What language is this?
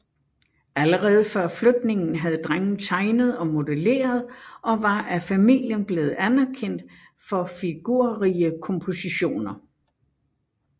Danish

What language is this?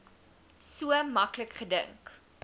Afrikaans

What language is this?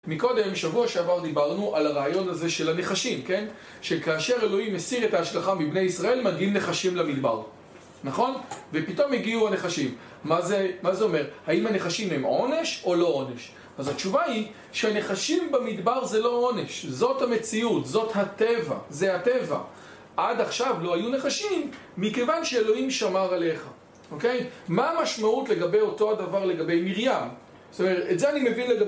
Hebrew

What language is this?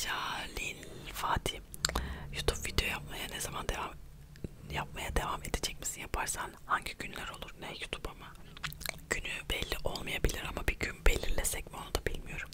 Turkish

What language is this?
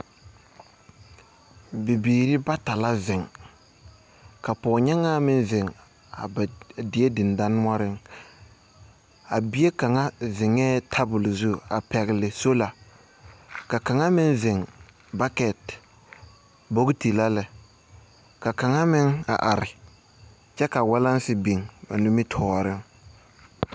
Southern Dagaare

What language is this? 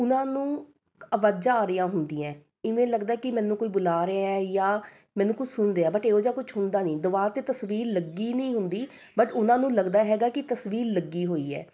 Punjabi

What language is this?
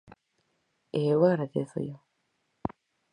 Galician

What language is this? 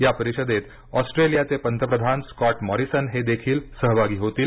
Marathi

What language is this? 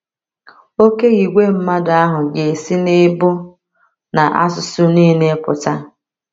Igbo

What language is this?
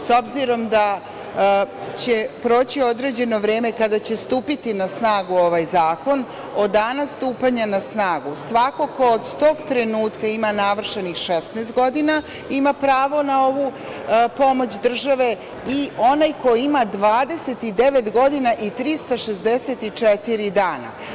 Serbian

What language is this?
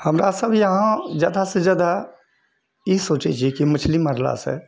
Maithili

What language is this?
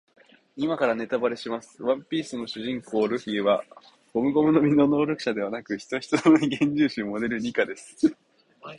Japanese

